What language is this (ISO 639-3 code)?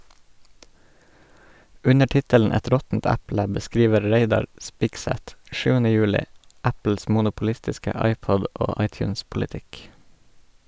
nor